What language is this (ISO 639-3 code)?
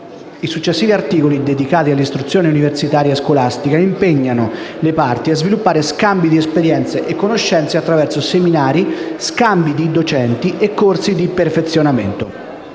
ita